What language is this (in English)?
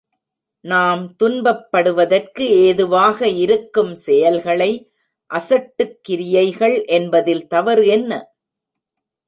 Tamil